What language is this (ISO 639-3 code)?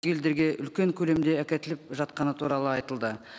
kaz